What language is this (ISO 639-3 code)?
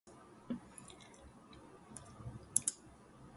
eng